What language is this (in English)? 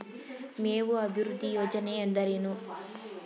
Kannada